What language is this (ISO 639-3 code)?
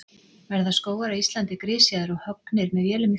isl